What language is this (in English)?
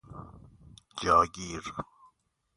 Persian